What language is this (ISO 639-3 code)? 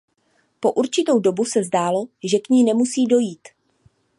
ces